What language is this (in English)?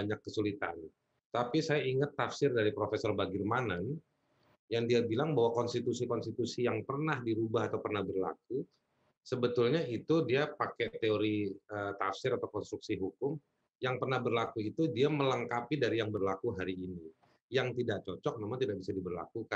Indonesian